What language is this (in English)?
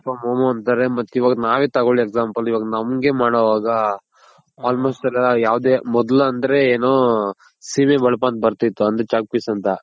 Kannada